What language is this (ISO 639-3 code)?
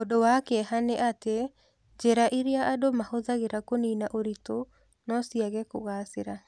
kik